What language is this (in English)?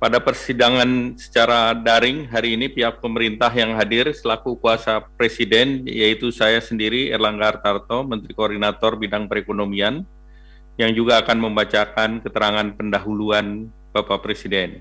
Indonesian